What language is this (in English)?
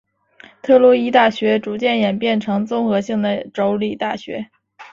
Chinese